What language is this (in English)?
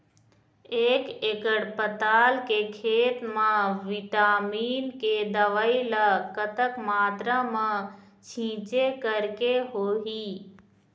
Chhattisgarhi